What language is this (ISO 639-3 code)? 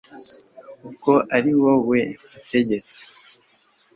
kin